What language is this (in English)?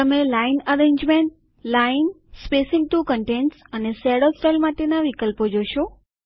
Gujarati